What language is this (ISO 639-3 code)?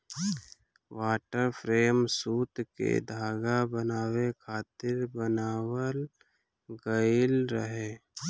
bho